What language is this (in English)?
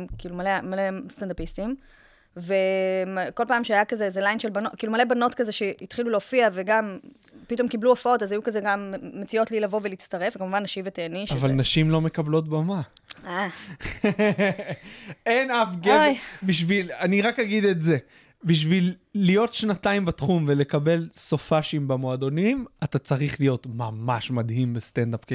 Hebrew